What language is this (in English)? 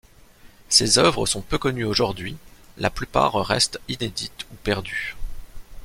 French